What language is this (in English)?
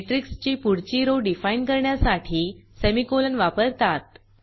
Marathi